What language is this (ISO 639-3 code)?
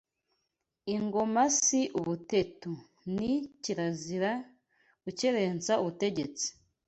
kin